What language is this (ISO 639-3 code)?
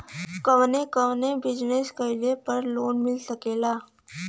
bho